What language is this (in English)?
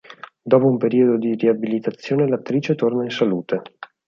Italian